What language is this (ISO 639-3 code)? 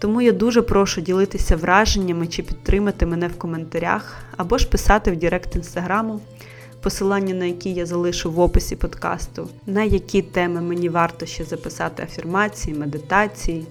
ukr